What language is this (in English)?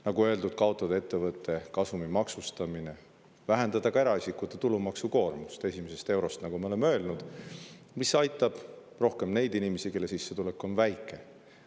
Estonian